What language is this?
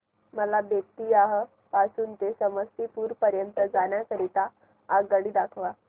Marathi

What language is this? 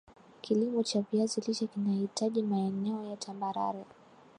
Swahili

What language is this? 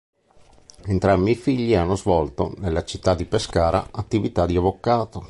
Italian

